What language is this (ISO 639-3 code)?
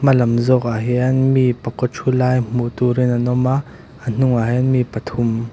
lus